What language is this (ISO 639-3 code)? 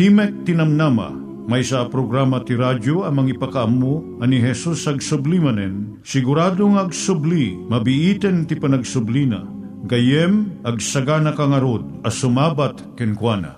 fil